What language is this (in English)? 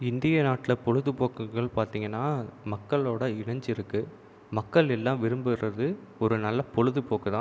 Tamil